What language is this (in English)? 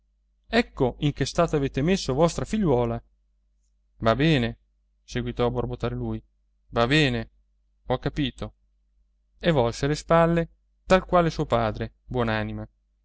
Italian